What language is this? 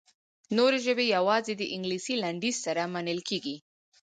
Pashto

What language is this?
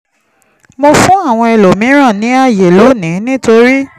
Yoruba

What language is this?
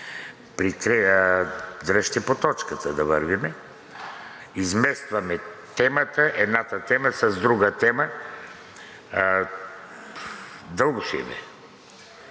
Bulgarian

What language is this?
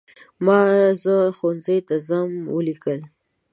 Pashto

